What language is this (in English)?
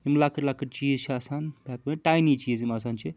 Kashmiri